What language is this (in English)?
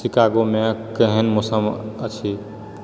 Maithili